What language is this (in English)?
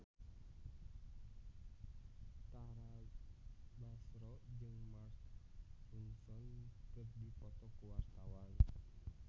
Sundanese